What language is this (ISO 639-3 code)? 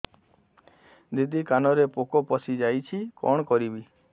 ori